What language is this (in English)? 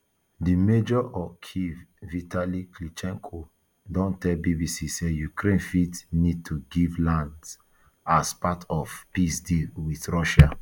Nigerian Pidgin